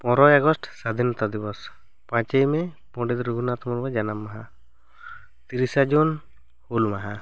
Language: Santali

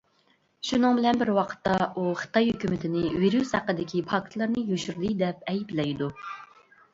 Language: Uyghur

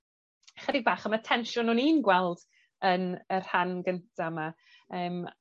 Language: Welsh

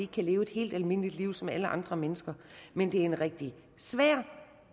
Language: Danish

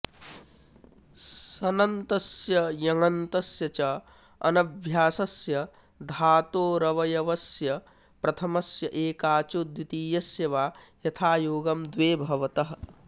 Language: Sanskrit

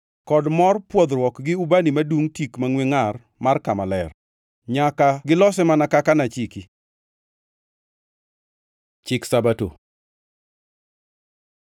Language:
Luo (Kenya and Tanzania)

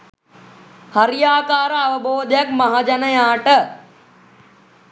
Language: Sinhala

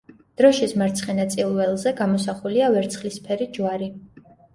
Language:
Georgian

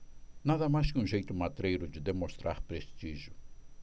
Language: Portuguese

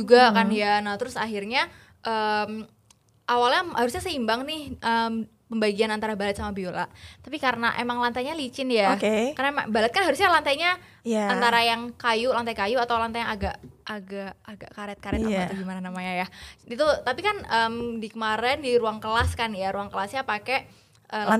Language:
Indonesian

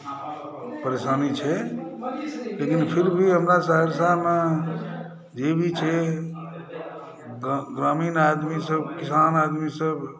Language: Maithili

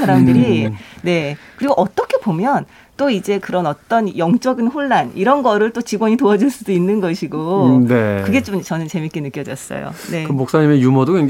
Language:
Korean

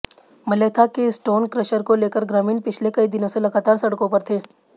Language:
Hindi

